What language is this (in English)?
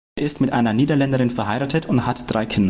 German